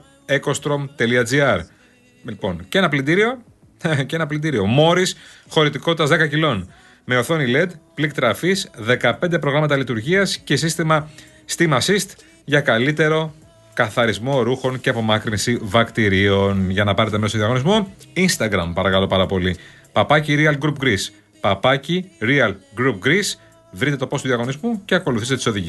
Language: Greek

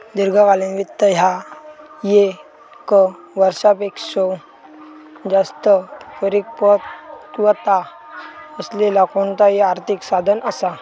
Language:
Marathi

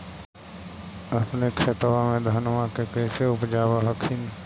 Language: Magahi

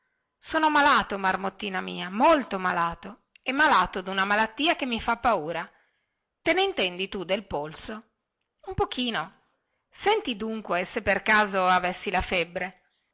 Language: Italian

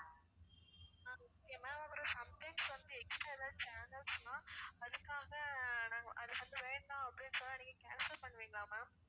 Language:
Tamil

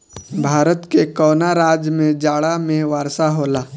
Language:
Bhojpuri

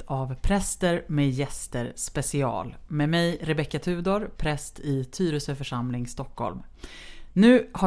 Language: Swedish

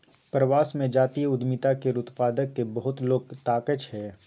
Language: Maithili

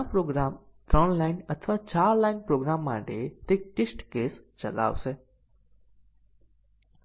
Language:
Gujarati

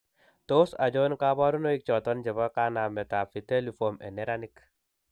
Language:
Kalenjin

